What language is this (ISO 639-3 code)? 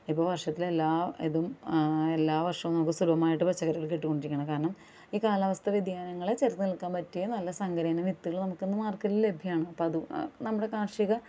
mal